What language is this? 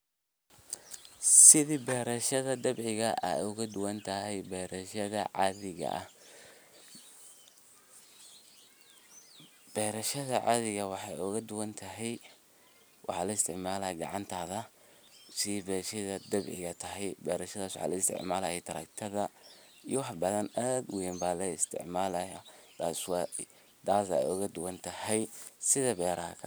Somali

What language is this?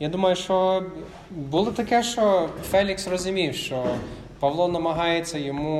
Ukrainian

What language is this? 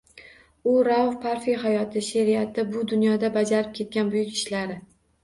Uzbek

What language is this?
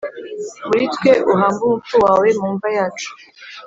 Kinyarwanda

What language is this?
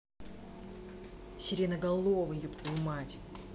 Russian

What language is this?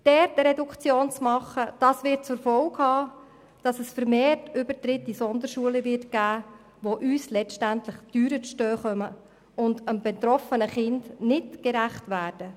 Swiss German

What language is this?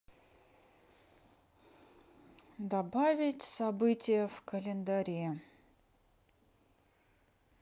Russian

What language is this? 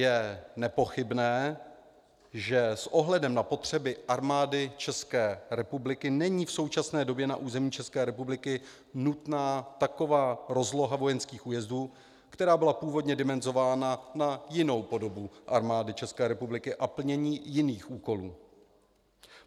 Czech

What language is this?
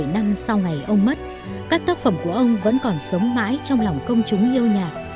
Vietnamese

